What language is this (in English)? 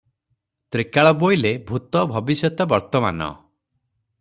Odia